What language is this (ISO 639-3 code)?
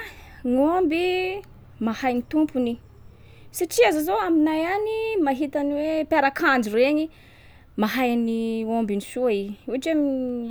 skg